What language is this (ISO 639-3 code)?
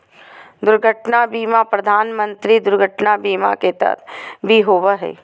mag